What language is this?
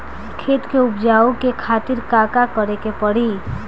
Bhojpuri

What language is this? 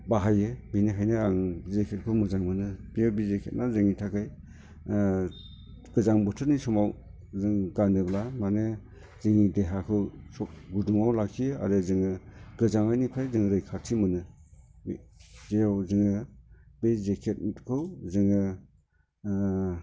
Bodo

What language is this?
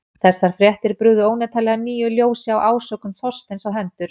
Icelandic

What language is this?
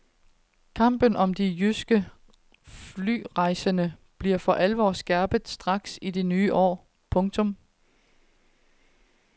Danish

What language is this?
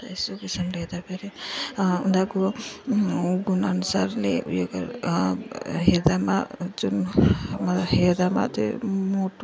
Nepali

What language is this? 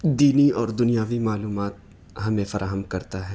Urdu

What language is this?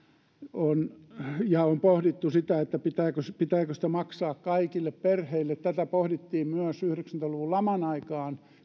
Finnish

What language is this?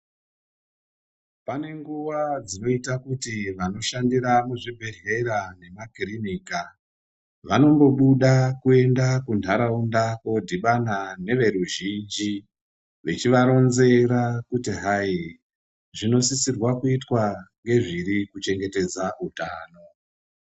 Ndau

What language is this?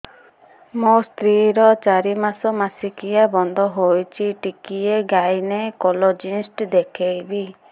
Odia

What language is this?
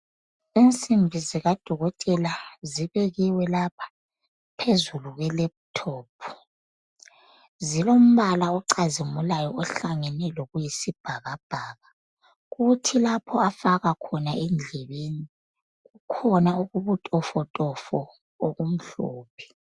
North Ndebele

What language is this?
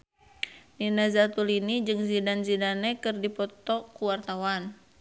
Sundanese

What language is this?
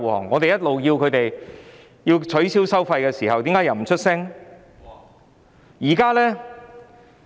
Cantonese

